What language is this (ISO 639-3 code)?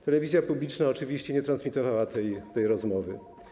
pol